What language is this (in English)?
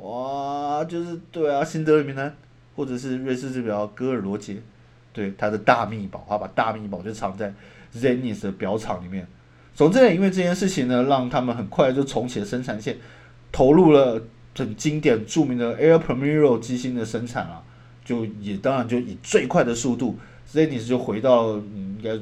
Chinese